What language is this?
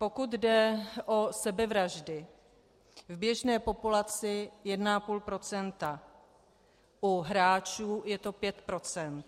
Czech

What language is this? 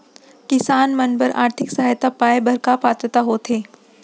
Chhattisgarhi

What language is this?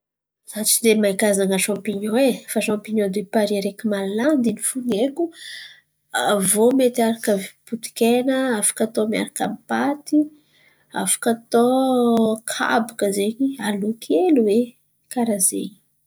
Antankarana Malagasy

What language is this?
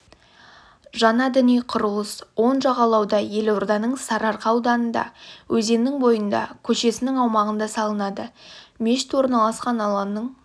Kazakh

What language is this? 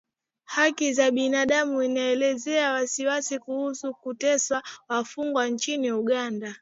Swahili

